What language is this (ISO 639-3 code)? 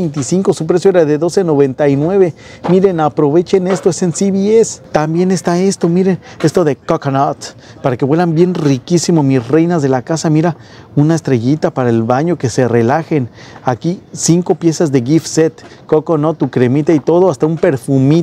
spa